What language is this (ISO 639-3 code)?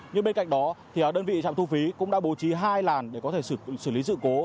vie